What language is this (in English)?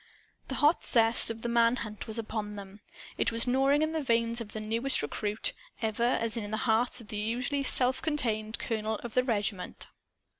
English